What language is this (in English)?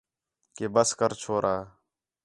Khetrani